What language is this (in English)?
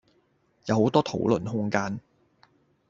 Cantonese